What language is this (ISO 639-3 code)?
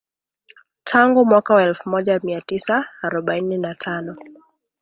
swa